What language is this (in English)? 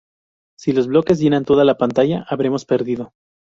Spanish